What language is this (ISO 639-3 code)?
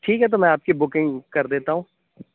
urd